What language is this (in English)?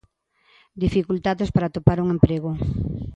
Galician